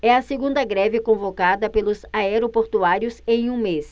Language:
Portuguese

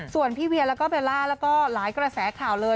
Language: Thai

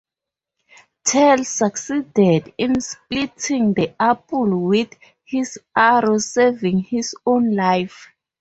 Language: English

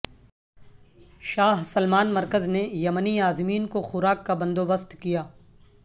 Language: Urdu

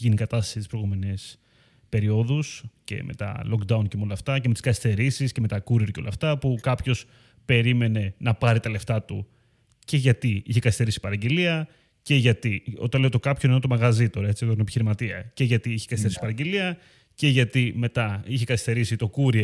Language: Greek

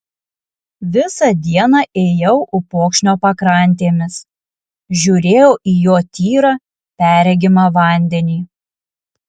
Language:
Lithuanian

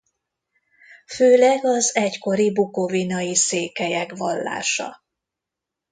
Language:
Hungarian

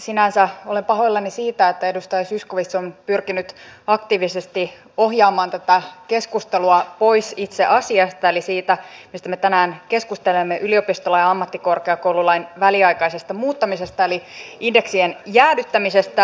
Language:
Finnish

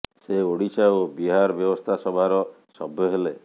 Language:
Odia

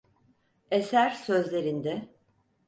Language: Turkish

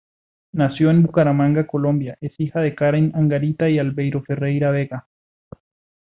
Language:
Spanish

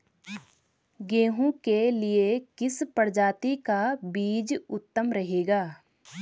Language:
Hindi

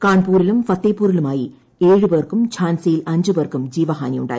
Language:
Malayalam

